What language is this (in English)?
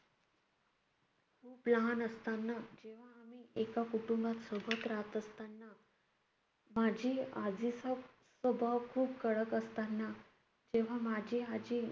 Marathi